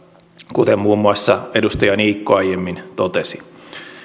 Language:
Finnish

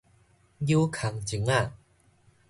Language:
Min Nan Chinese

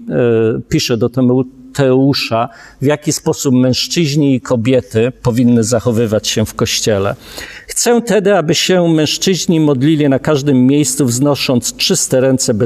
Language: Polish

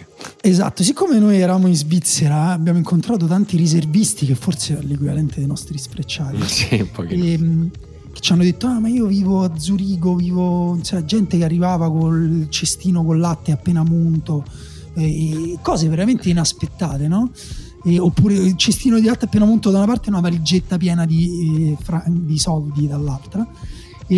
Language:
Italian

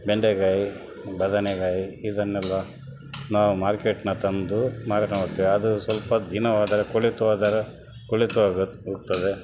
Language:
Kannada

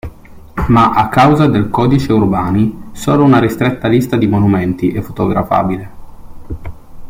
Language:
Italian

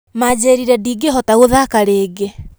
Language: Kikuyu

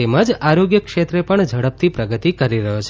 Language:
Gujarati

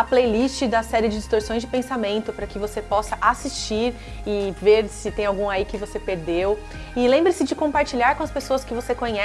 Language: Portuguese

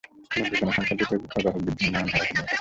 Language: Bangla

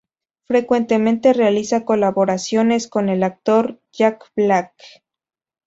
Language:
Spanish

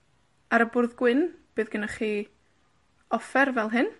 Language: Welsh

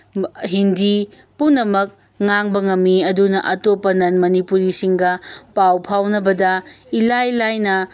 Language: Manipuri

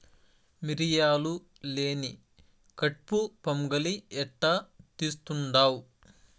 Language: Telugu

